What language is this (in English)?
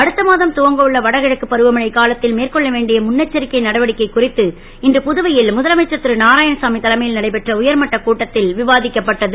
Tamil